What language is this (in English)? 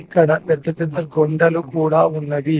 Telugu